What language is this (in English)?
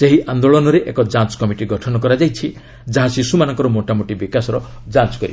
Odia